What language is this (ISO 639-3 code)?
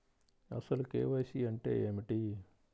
tel